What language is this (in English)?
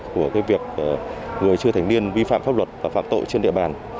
Vietnamese